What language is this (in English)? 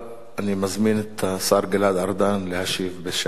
Hebrew